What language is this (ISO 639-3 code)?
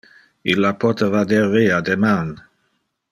ina